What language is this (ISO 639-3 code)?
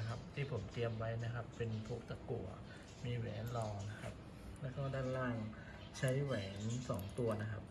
tha